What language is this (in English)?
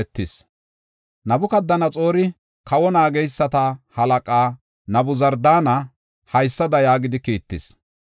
Gofa